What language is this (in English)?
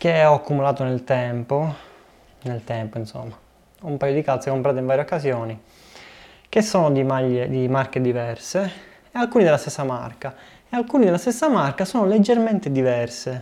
Italian